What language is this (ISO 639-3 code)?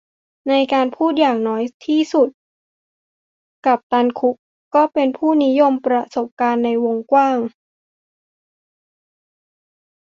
tha